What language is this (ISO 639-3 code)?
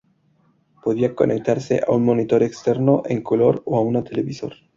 spa